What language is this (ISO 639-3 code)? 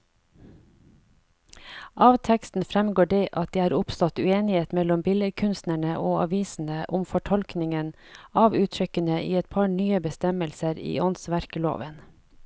nor